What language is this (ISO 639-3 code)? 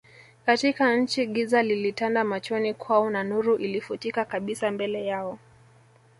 swa